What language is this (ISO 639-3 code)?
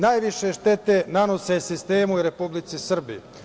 srp